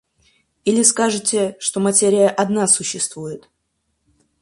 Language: Russian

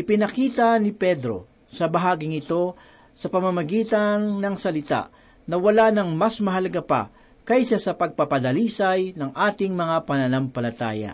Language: Filipino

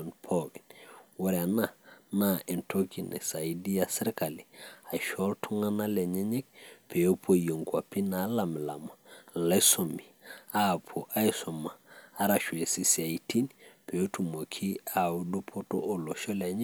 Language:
Masai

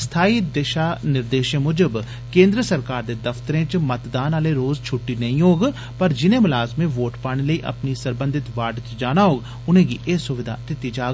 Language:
Dogri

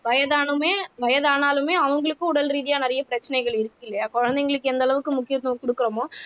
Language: Tamil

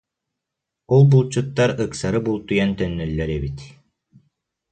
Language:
Yakut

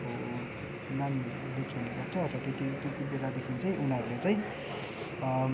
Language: Nepali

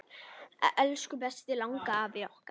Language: Icelandic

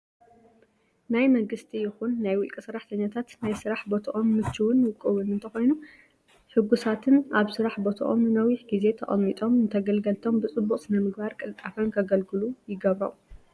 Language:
Tigrinya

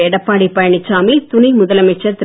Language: Tamil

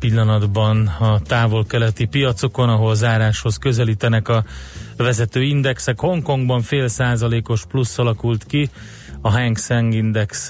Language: Hungarian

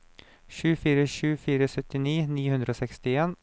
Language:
Norwegian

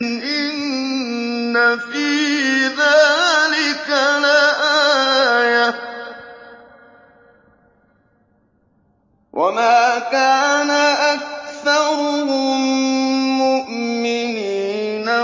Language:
Arabic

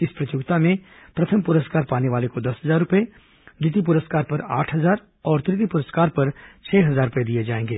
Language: Hindi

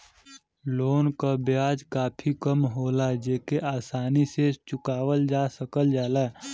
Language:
Bhojpuri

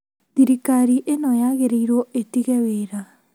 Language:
Kikuyu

